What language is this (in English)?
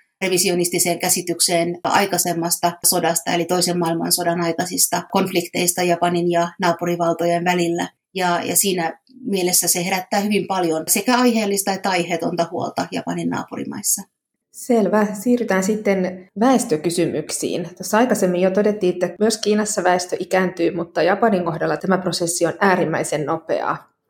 Finnish